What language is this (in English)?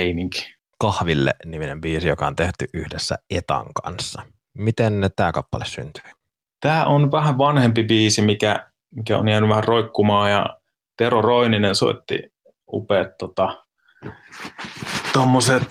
Finnish